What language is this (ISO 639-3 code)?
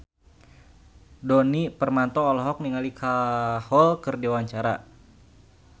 sun